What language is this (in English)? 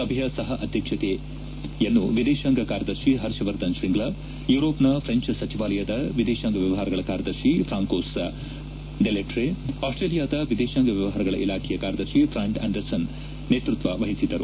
Kannada